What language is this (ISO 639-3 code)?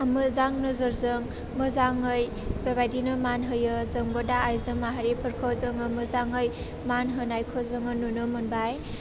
brx